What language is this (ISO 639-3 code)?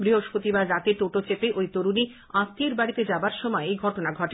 ben